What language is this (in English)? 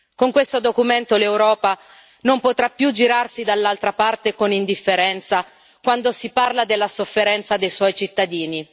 Italian